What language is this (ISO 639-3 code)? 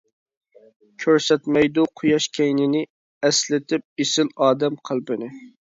uig